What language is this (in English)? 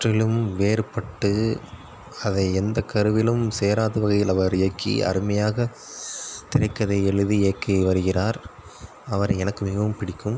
Tamil